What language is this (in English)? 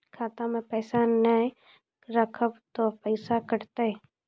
Maithili